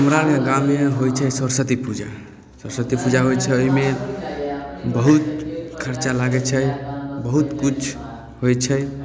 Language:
Maithili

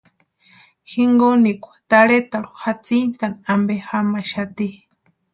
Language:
Western Highland Purepecha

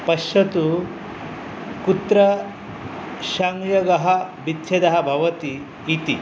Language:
Sanskrit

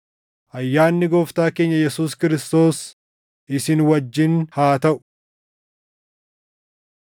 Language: Oromo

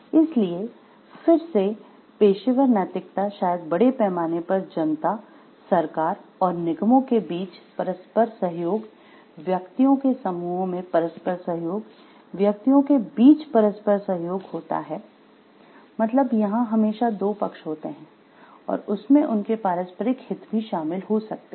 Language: Hindi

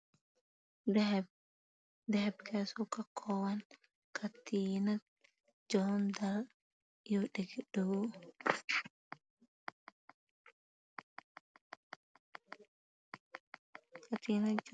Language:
Somali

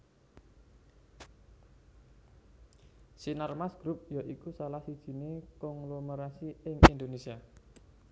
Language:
Javanese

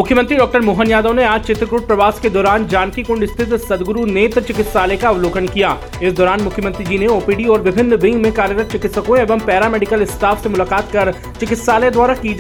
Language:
Hindi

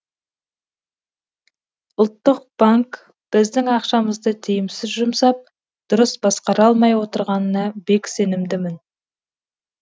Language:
Kazakh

